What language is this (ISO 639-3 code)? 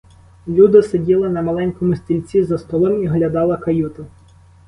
ukr